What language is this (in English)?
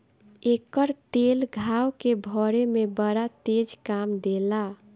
Bhojpuri